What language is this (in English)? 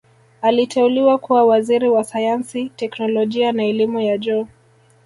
Swahili